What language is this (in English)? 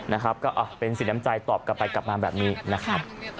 Thai